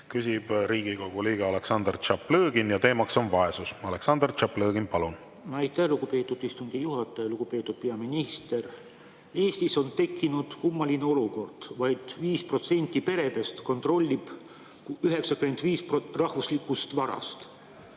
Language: Estonian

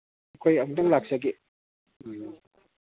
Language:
Manipuri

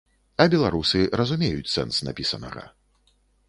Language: Belarusian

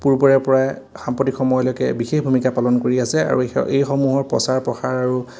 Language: Assamese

